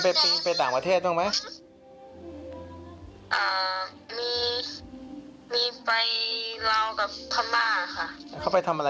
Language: Thai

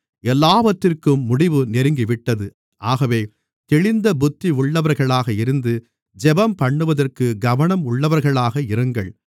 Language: Tamil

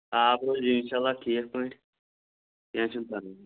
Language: Kashmiri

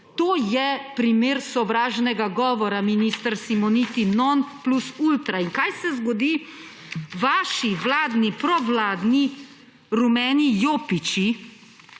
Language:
Slovenian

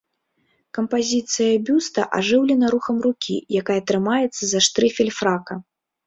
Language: Belarusian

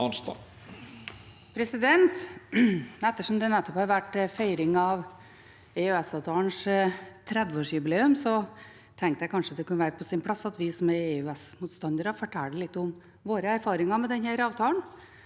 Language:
Norwegian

